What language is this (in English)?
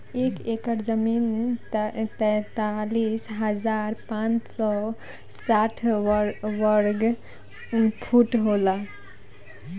Bhojpuri